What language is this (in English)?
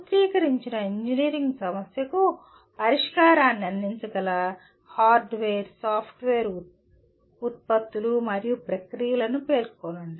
Telugu